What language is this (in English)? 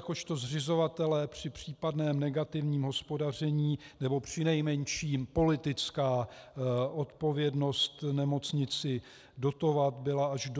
Czech